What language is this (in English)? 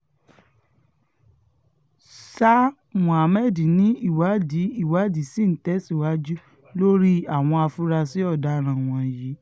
Yoruba